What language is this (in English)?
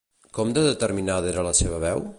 Catalan